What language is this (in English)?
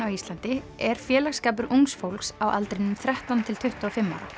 Icelandic